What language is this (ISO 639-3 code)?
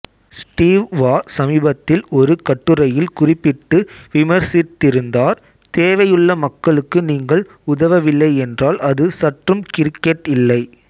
tam